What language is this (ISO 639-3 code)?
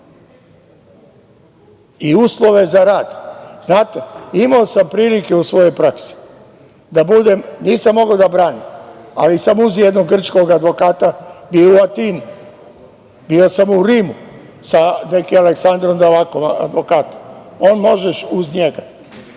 srp